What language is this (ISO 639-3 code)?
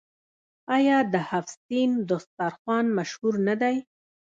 pus